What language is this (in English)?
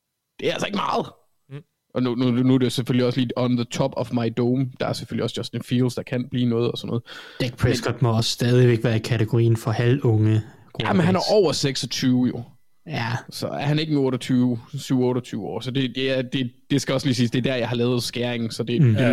Danish